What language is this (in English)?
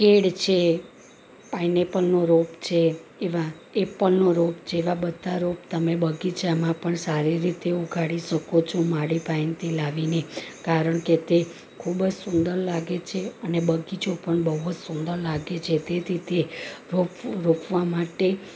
Gujarati